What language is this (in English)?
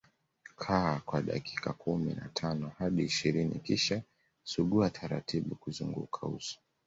Swahili